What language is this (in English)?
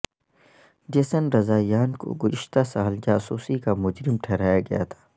Urdu